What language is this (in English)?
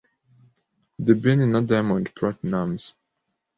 Kinyarwanda